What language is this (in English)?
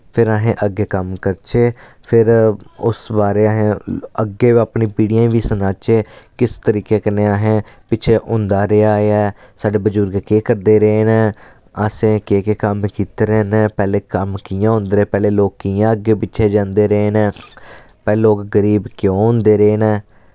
Dogri